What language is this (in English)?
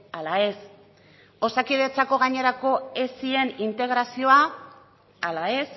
Basque